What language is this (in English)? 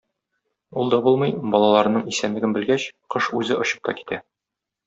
Tatar